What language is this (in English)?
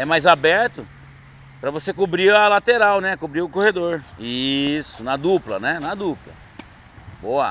Portuguese